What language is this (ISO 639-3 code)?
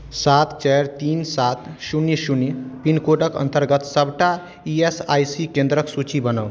mai